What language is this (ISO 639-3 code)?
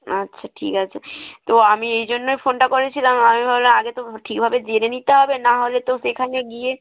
ben